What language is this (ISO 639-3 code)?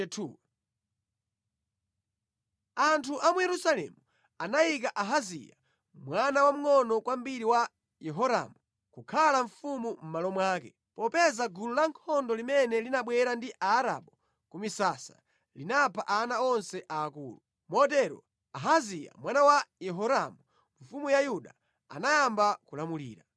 nya